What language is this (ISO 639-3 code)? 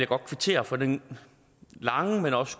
dan